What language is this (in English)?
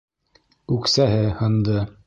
Bashkir